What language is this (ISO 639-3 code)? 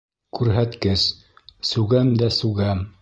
bak